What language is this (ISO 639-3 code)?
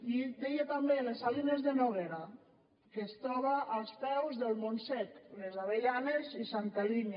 cat